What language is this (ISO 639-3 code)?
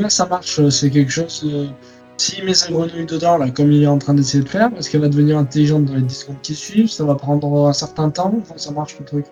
fra